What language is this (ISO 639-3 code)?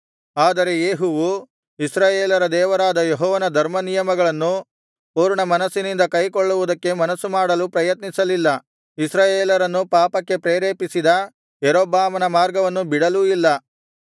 kan